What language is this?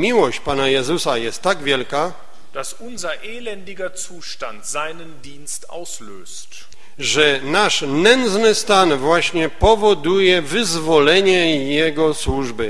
Polish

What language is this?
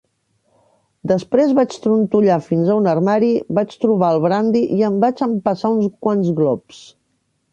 Catalan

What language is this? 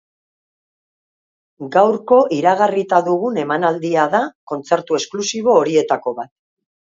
Basque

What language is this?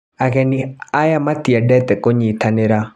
Kikuyu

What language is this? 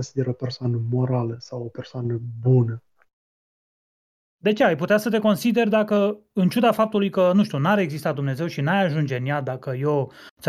Romanian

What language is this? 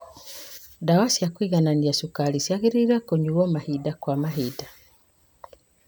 Kikuyu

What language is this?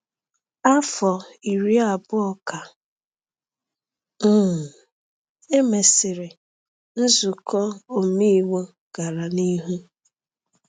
Igbo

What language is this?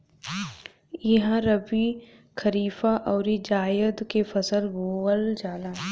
Bhojpuri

